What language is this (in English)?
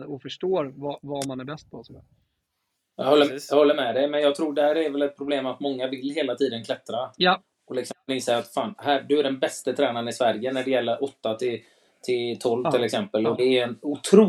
Swedish